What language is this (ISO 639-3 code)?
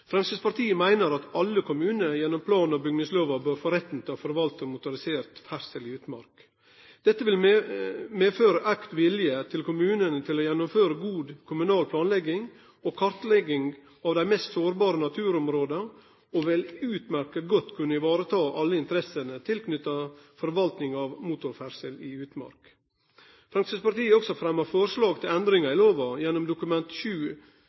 nno